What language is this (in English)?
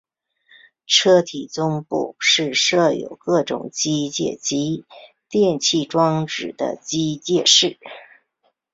Chinese